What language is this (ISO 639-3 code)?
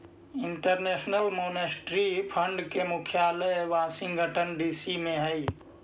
mag